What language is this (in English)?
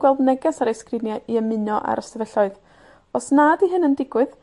Welsh